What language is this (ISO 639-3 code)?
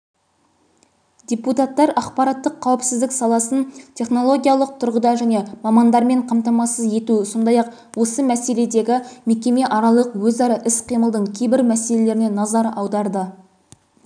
kaz